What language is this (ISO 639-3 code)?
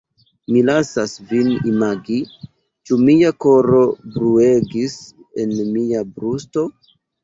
epo